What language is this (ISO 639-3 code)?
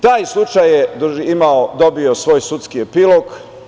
srp